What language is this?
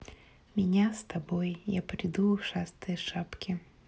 Russian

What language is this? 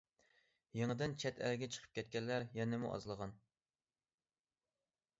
Uyghur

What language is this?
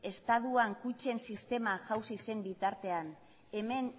Basque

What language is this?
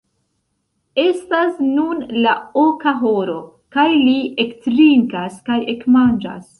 Esperanto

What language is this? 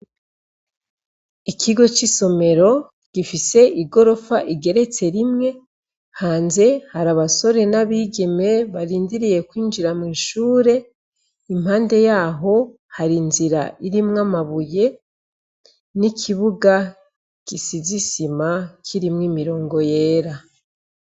Rundi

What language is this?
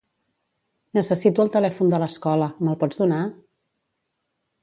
Catalan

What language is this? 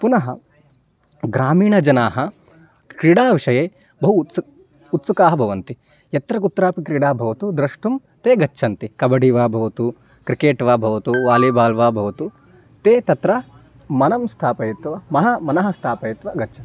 Sanskrit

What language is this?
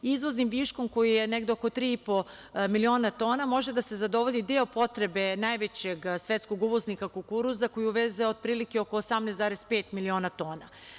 Serbian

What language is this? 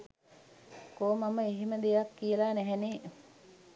Sinhala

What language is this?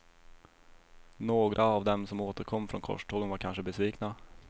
Swedish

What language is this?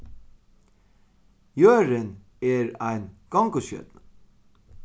Faroese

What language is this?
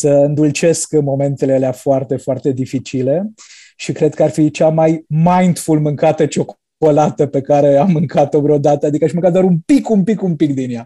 Romanian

